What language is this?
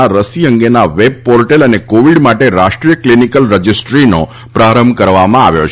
Gujarati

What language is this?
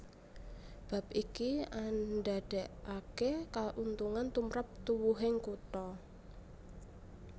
Javanese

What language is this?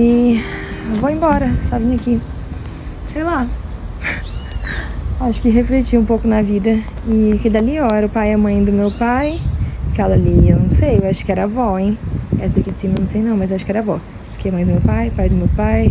Portuguese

